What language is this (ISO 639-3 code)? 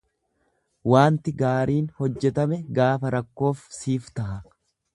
orm